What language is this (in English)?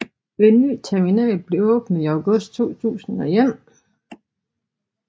Danish